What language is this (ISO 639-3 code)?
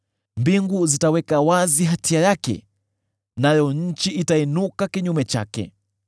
swa